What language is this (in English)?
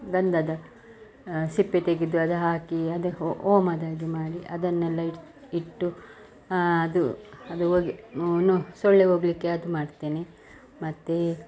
Kannada